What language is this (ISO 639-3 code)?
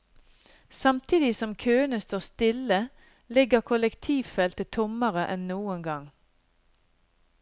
nor